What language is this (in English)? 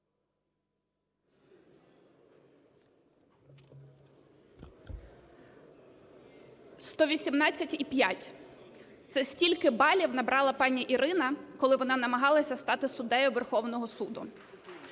Ukrainian